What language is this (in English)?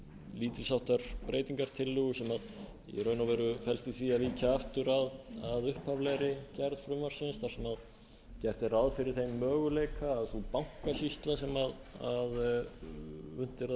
Icelandic